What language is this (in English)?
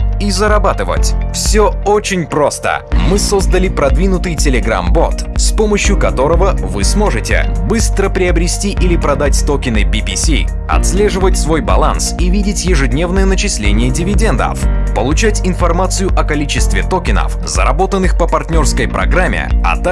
Russian